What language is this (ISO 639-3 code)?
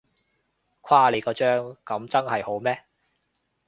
yue